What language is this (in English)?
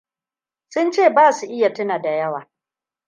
Hausa